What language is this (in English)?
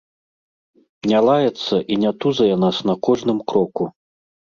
Belarusian